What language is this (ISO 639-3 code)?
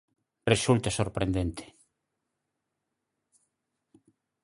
glg